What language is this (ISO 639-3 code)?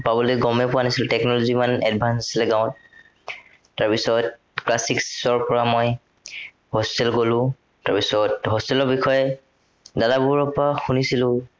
asm